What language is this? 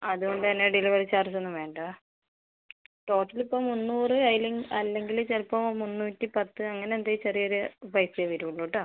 Malayalam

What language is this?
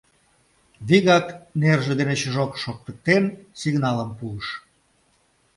Mari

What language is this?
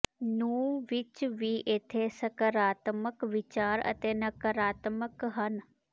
Punjabi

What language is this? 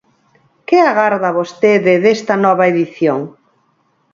Galician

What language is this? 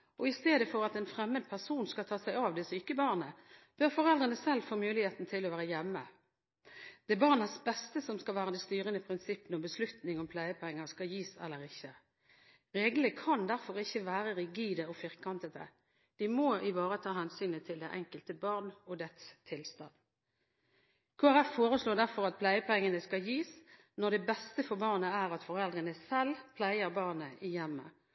Norwegian Bokmål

